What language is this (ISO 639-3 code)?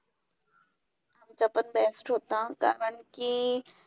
mar